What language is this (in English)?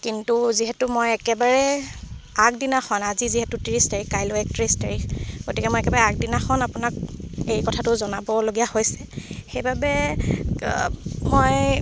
Assamese